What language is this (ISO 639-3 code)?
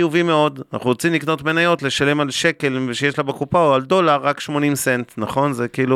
heb